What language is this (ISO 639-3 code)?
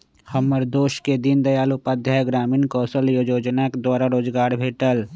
mag